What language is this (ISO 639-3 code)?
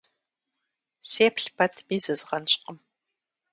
kbd